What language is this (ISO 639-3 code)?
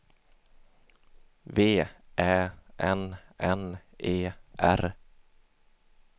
swe